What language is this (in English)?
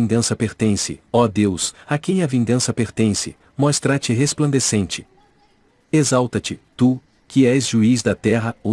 Portuguese